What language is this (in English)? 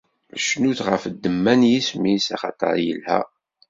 Kabyle